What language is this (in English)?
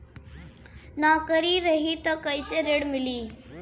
Bhojpuri